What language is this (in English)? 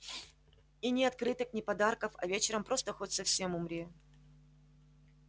Russian